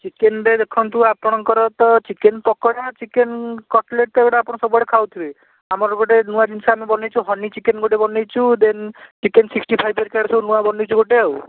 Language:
Odia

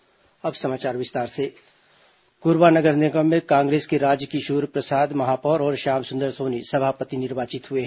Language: Hindi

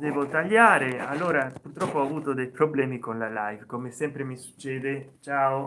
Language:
Italian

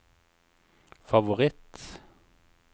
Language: Norwegian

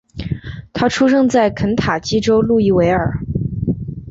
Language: Chinese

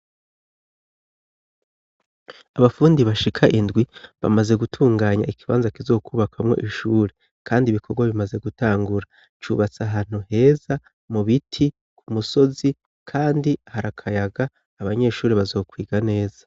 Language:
Rundi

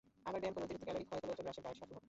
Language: Bangla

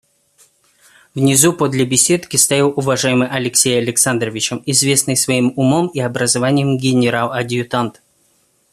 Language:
Russian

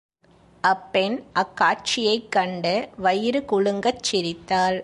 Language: Tamil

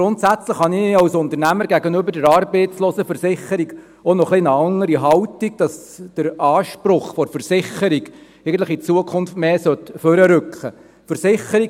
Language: Swiss German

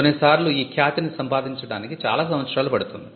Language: Telugu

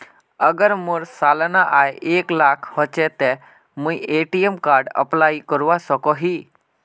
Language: Magahi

